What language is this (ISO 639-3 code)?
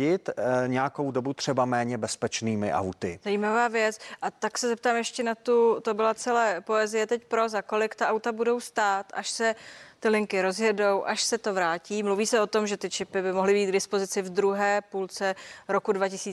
ces